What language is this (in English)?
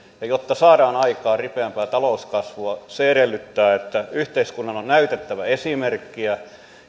Finnish